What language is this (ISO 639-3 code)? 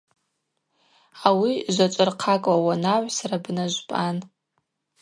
abq